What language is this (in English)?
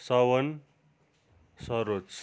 Nepali